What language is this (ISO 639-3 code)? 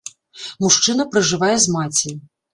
bel